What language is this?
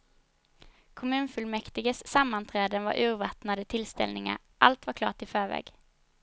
Swedish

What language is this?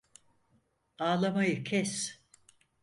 Turkish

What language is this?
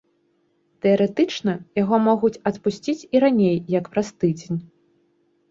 Belarusian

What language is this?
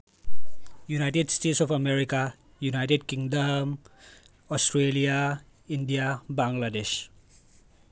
Manipuri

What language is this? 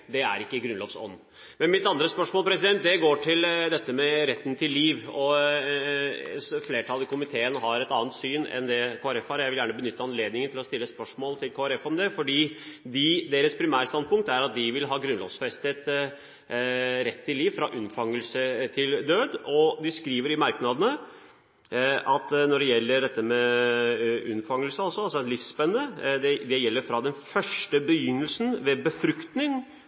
Norwegian Bokmål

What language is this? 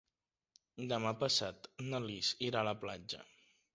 Catalan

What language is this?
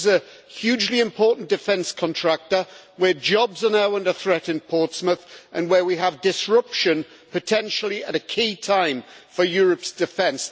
English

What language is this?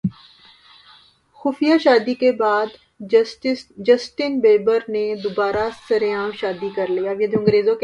Urdu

